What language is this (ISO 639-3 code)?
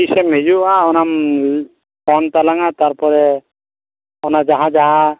sat